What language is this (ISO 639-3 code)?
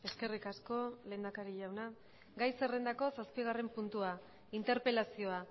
eus